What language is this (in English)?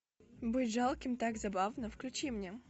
Russian